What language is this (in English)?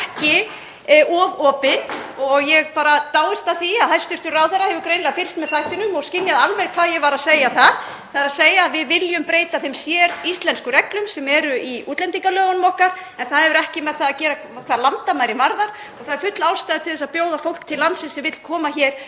Icelandic